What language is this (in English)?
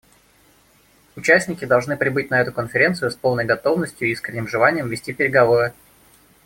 Russian